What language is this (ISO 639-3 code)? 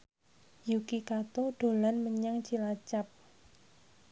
jav